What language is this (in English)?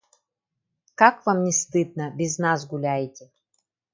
Yakut